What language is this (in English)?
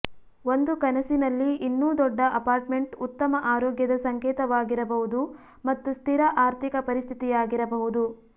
Kannada